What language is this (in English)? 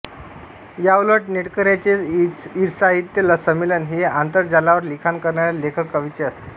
Marathi